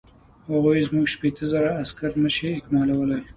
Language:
Pashto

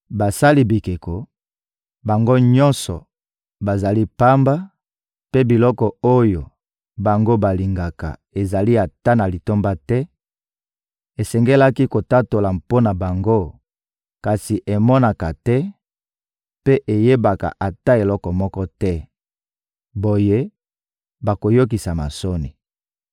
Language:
Lingala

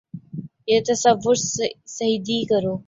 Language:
Urdu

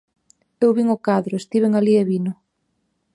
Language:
Galician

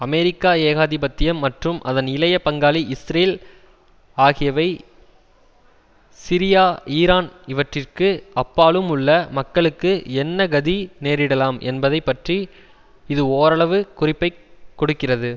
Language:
Tamil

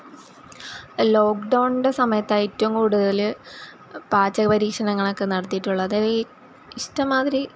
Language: Malayalam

